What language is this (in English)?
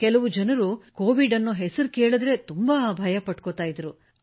Kannada